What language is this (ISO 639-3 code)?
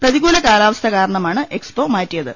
mal